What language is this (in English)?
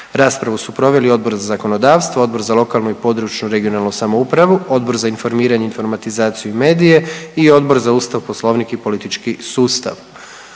Croatian